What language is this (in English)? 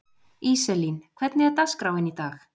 Icelandic